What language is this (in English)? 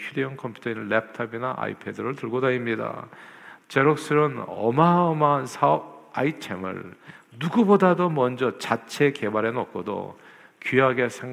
Korean